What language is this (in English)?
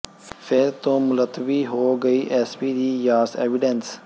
Punjabi